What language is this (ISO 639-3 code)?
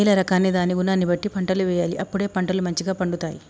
tel